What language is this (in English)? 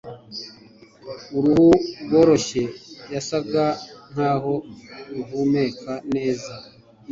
Kinyarwanda